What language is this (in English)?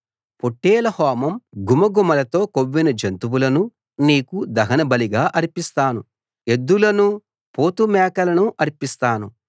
Telugu